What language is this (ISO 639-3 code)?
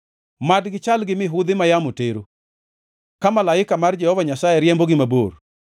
luo